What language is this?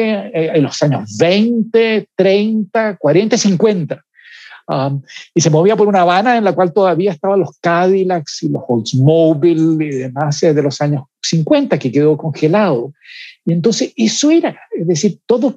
Spanish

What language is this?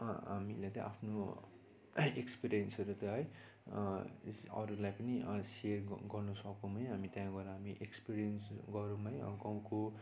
Nepali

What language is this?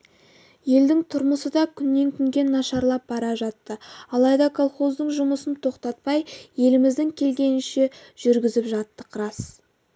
Kazakh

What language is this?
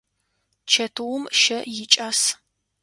Adyghe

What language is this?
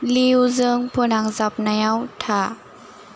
Bodo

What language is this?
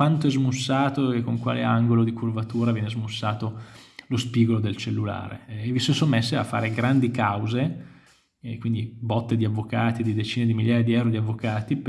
Italian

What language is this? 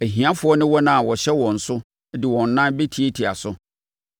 Akan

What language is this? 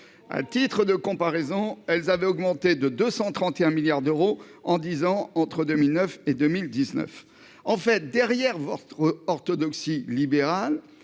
French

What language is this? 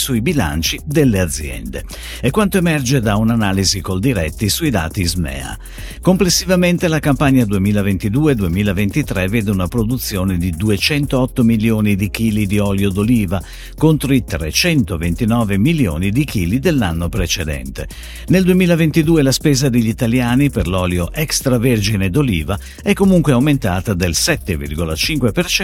Italian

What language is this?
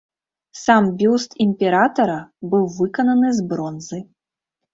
Belarusian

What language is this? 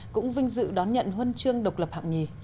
Vietnamese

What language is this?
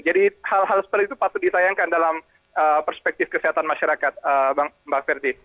Indonesian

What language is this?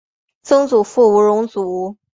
Chinese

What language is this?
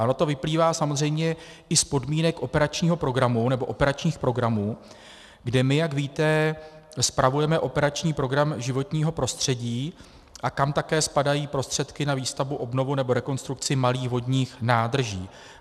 Czech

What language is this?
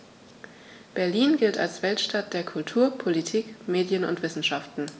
German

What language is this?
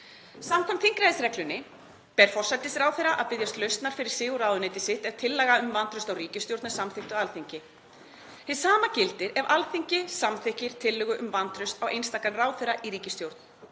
Icelandic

